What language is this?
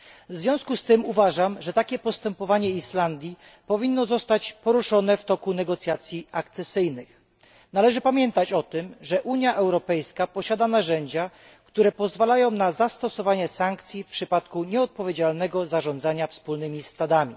Polish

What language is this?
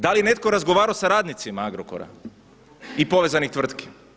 Croatian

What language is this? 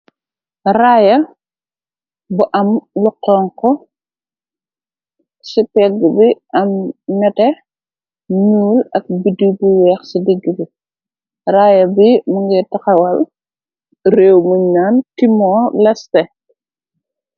Wolof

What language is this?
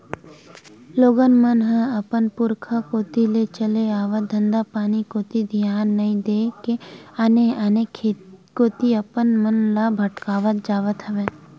Chhattisgarhi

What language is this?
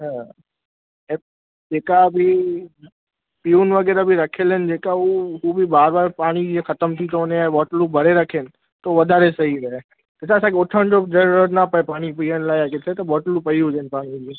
Sindhi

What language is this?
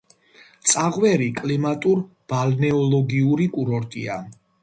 Georgian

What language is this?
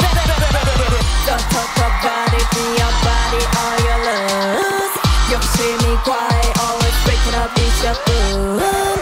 English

